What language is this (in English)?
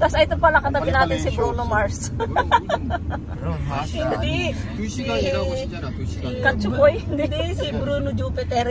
Filipino